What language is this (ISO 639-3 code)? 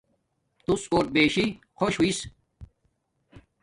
dmk